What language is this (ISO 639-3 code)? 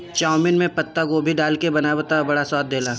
bho